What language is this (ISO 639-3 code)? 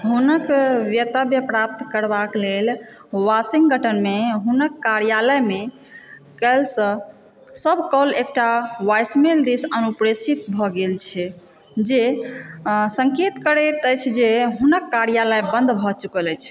mai